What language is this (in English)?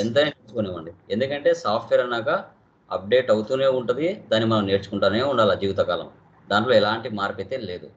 Telugu